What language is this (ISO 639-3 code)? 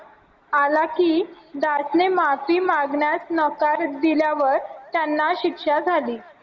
mar